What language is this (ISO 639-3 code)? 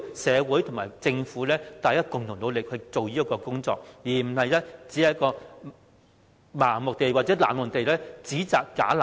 yue